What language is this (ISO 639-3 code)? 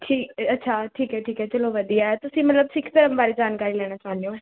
pan